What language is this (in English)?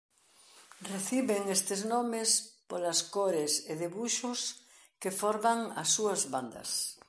Galician